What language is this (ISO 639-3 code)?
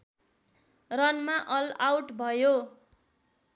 nep